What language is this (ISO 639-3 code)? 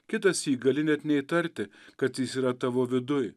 lit